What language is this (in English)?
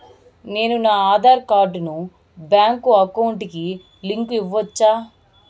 Telugu